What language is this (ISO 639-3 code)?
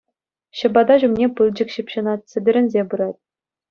chv